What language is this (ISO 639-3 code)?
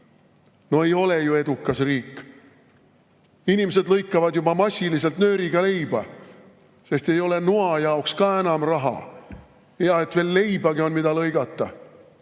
est